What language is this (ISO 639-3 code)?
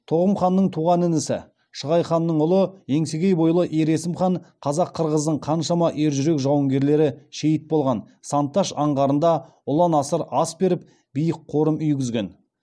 kaz